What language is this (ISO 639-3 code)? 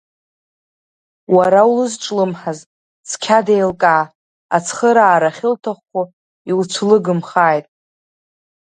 abk